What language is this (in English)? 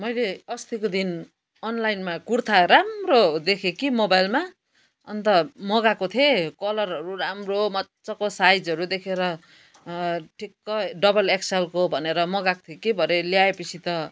Nepali